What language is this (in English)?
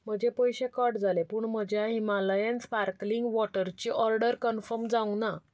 Konkani